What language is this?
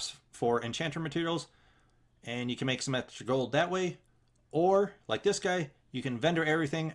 English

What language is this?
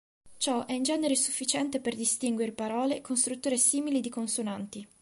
Italian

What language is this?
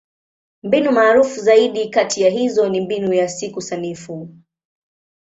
Swahili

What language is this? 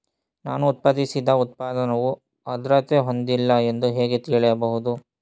Kannada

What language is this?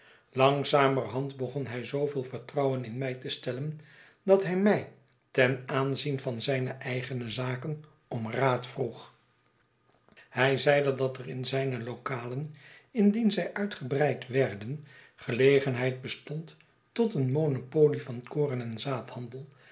Dutch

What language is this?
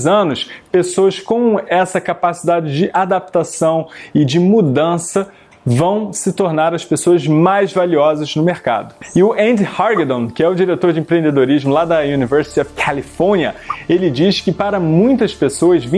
Portuguese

